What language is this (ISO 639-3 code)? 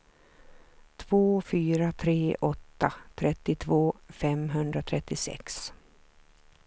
swe